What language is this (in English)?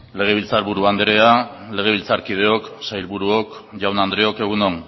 Basque